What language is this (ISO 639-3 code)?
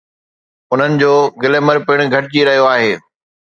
snd